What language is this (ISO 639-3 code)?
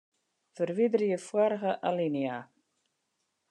fry